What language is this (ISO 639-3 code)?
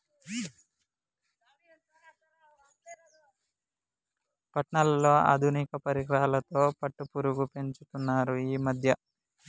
tel